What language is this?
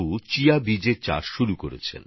Bangla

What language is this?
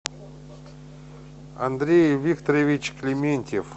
Russian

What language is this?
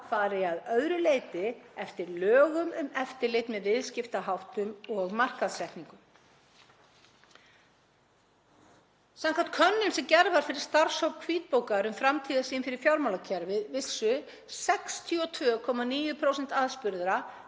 Icelandic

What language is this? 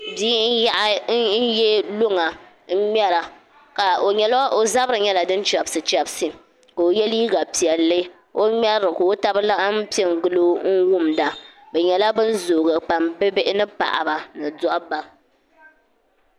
Dagbani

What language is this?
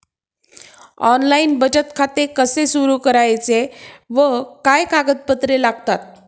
Marathi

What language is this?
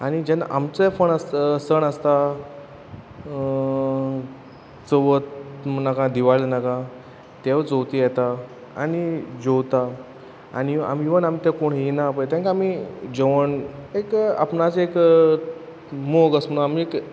Konkani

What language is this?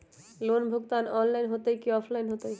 Magahi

